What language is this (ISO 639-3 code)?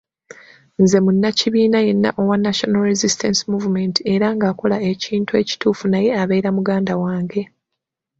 lug